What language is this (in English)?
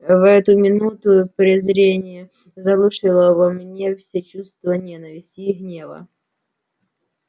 Russian